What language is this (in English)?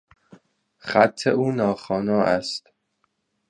Persian